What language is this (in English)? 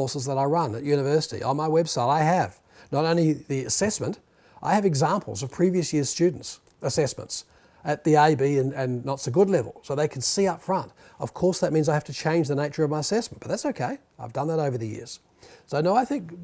English